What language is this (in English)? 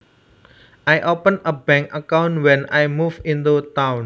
Javanese